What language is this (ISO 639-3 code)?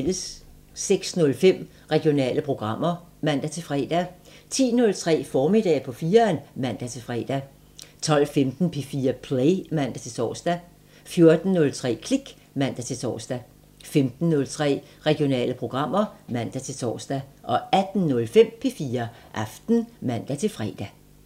dan